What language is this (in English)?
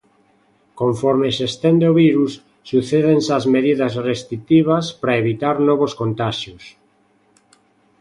Galician